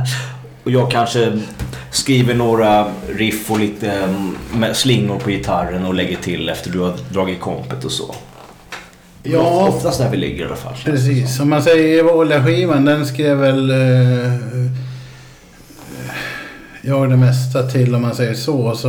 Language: Swedish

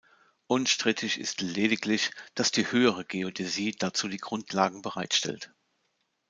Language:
German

